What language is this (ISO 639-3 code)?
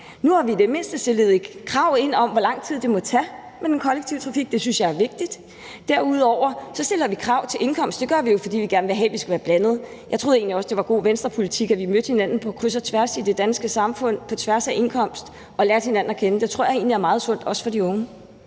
dan